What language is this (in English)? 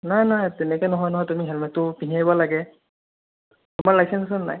Assamese